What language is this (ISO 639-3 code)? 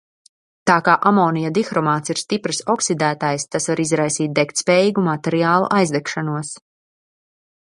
lav